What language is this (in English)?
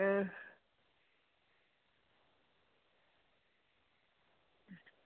Dogri